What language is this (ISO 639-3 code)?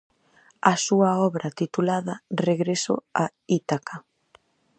glg